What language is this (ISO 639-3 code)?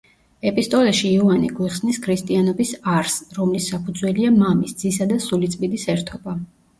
kat